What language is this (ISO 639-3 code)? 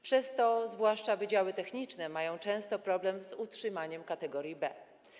pol